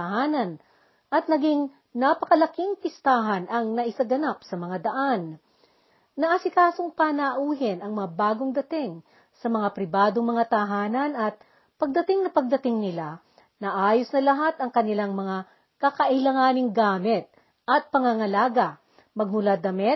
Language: Filipino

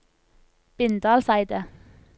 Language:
Norwegian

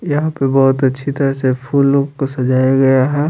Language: Hindi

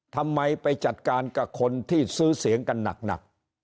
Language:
Thai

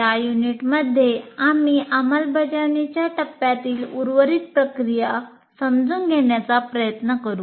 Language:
Marathi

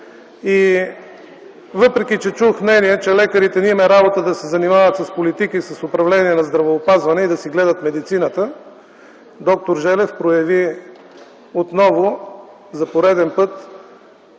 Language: Bulgarian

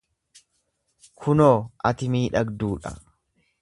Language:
Oromo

